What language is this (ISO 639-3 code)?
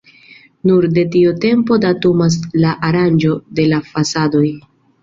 epo